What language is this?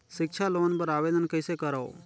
Chhattisgarhi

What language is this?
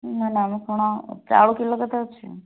Odia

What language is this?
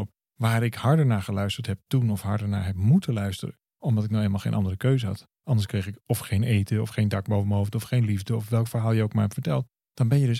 Dutch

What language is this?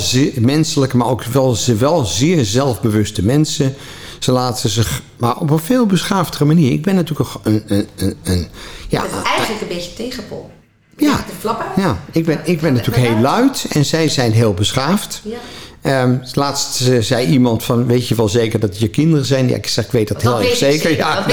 Dutch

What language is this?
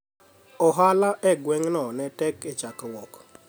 Luo (Kenya and Tanzania)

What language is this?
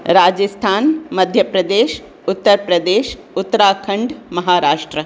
Sindhi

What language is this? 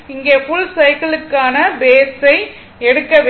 Tamil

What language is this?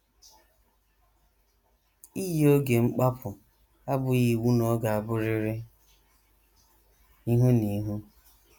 Igbo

